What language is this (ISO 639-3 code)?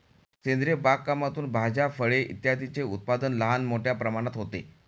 mar